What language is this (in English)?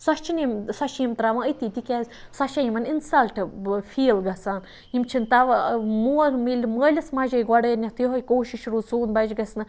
Kashmiri